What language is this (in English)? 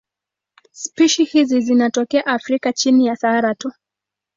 Swahili